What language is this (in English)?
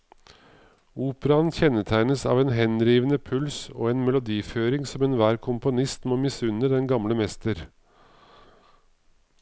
Norwegian